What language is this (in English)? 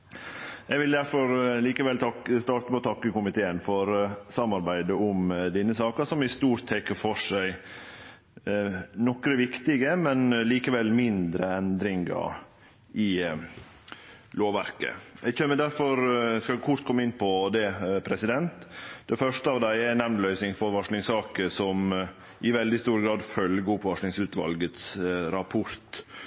Norwegian Nynorsk